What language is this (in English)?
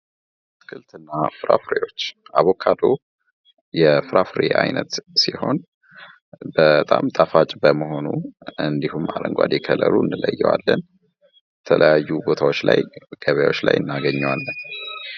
Amharic